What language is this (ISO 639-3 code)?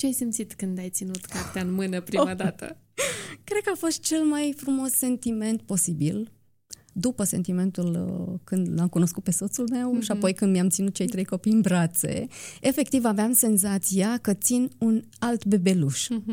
ron